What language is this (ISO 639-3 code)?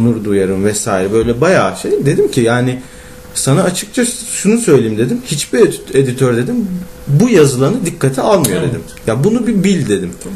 tur